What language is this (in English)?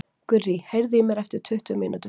Icelandic